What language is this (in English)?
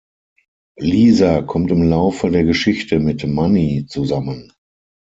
German